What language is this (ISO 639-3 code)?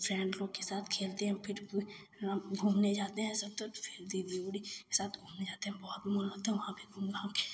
hin